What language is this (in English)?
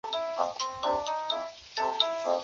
Chinese